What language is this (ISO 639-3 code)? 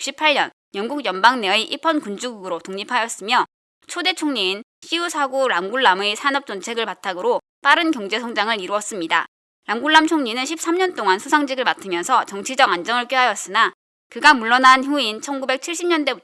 kor